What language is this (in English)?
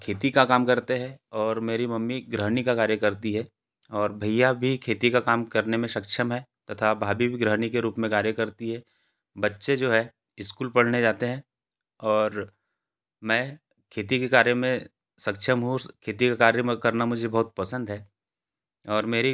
Hindi